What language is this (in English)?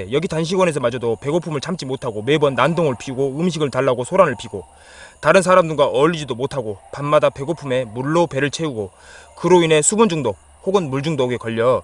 Korean